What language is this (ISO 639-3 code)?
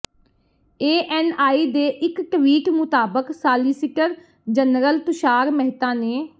pan